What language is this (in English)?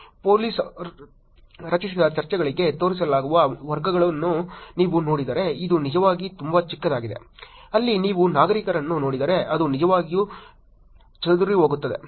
Kannada